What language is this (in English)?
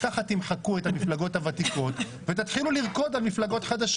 Hebrew